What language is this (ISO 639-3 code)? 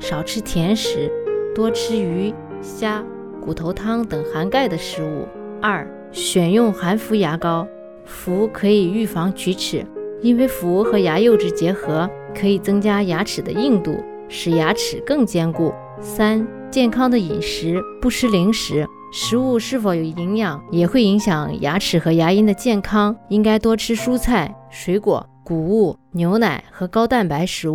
zho